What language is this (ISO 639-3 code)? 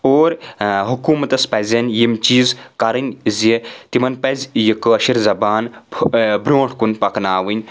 kas